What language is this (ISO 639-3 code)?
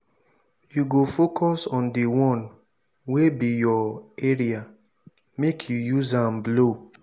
pcm